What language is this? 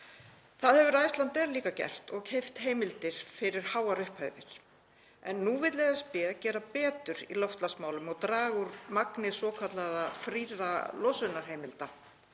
Icelandic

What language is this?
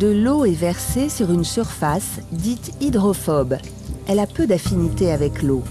French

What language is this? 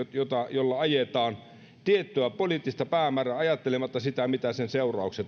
Finnish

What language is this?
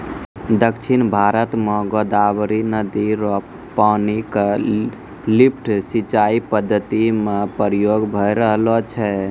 Maithili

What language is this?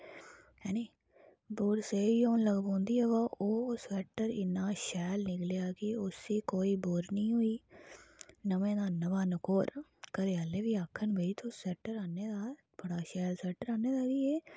Dogri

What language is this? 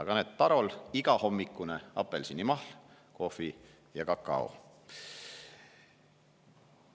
Estonian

